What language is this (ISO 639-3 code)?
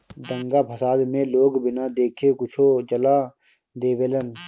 bho